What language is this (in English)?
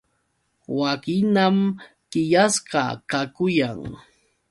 Yauyos Quechua